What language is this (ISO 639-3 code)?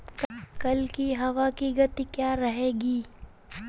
hin